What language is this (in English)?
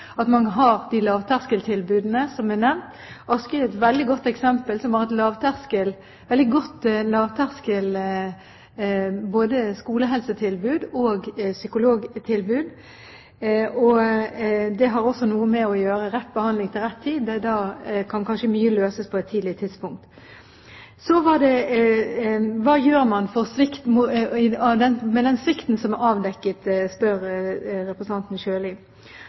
Norwegian Bokmål